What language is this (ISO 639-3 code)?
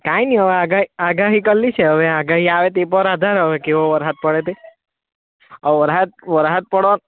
guj